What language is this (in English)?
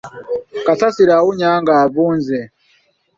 Ganda